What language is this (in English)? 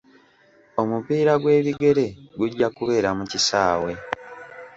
Ganda